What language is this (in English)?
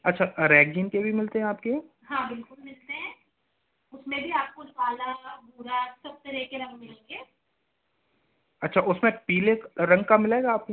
Hindi